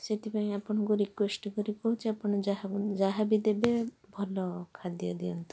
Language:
Odia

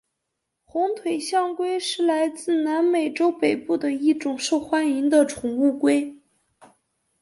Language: Chinese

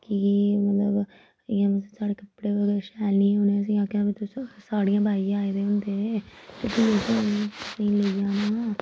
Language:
Dogri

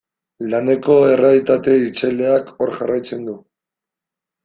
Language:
Basque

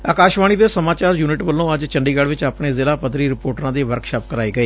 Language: Punjabi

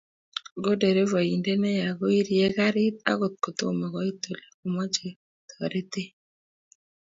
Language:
Kalenjin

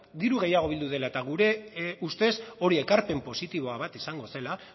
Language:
Basque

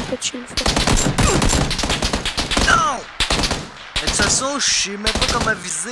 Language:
French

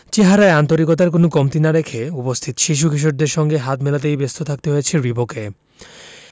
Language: Bangla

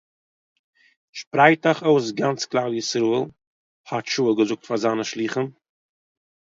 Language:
Yiddish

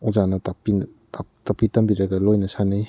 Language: Manipuri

